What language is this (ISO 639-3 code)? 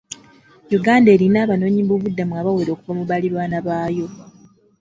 lug